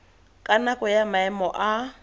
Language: Tswana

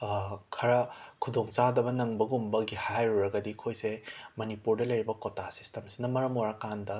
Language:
Manipuri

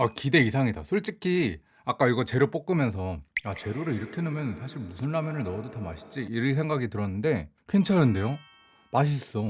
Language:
Korean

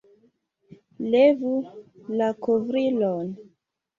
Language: Esperanto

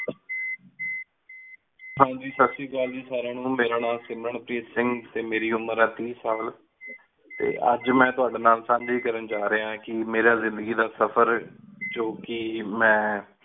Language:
Punjabi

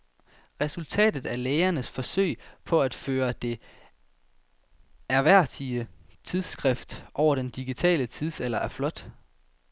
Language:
Danish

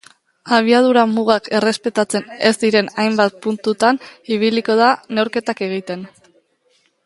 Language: Basque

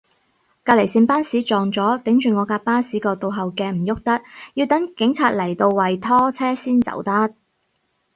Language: Cantonese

